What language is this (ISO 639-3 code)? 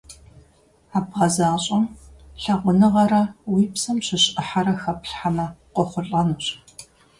kbd